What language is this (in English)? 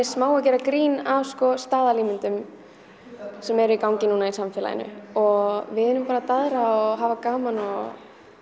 Icelandic